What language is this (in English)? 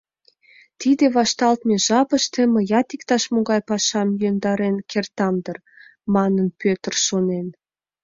Mari